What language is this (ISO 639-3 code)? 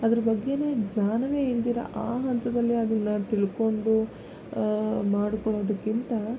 kan